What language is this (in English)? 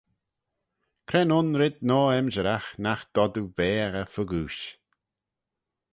Manx